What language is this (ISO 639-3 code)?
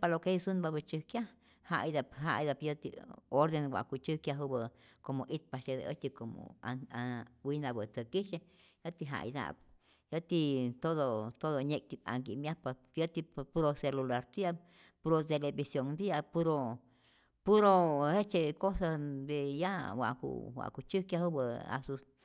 zor